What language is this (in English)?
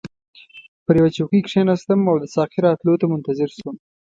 Pashto